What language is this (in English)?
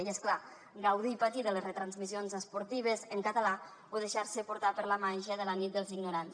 Catalan